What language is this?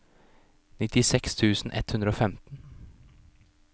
Norwegian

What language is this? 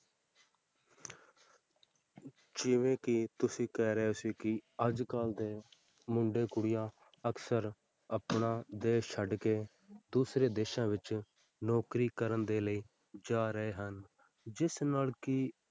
Punjabi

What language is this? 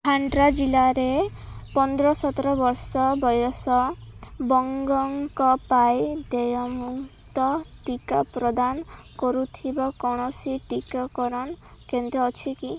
Odia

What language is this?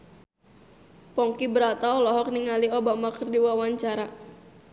Sundanese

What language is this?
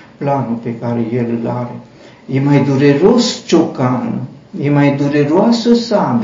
Romanian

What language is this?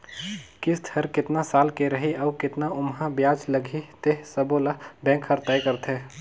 Chhattisgarhi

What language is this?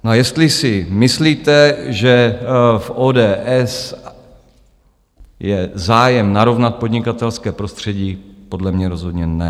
Czech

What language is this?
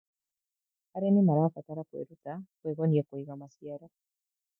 Kikuyu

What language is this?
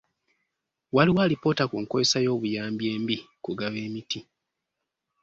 Ganda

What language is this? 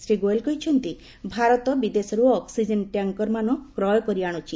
Odia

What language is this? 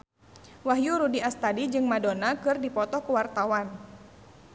Sundanese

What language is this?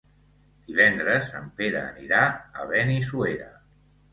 Catalan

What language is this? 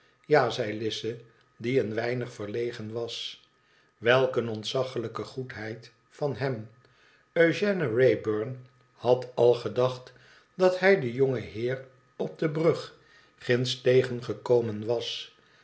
Dutch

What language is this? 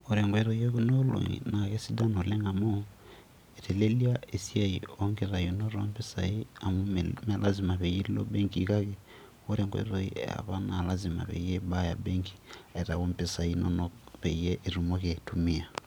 Masai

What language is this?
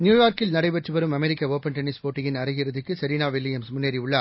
Tamil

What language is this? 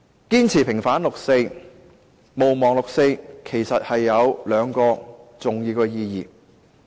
Cantonese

